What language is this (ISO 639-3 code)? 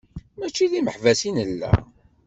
kab